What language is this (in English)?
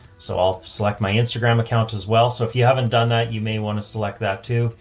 English